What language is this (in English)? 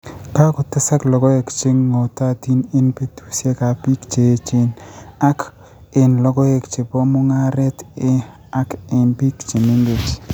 Kalenjin